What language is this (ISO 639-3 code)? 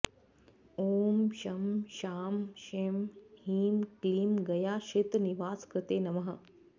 san